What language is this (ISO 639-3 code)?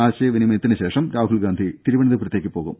mal